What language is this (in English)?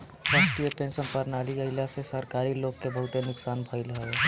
Bhojpuri